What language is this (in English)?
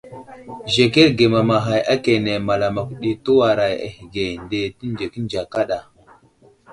Wuzlam